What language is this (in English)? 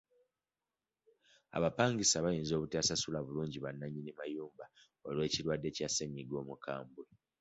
Ganda